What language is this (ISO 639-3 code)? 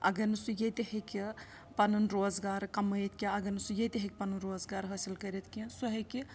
kas